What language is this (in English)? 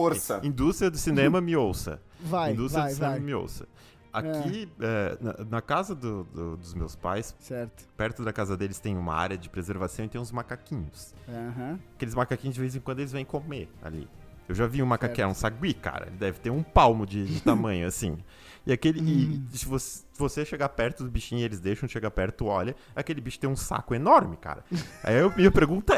Portuguese